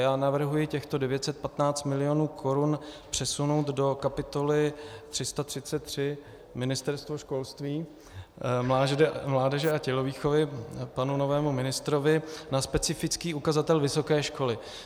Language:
Czech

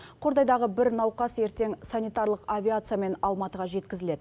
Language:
Kazakh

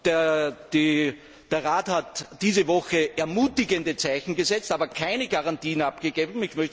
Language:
German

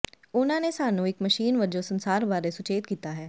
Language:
Punjabi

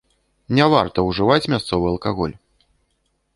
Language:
Belarusian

